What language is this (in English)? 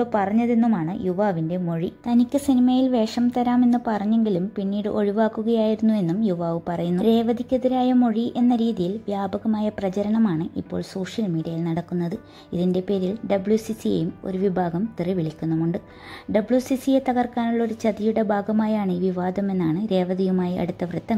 Malayalam